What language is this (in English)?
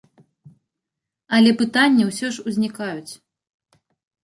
Belarusian